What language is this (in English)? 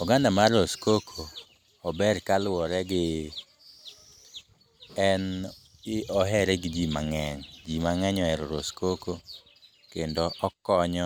Luo (Kenya and Tanzania)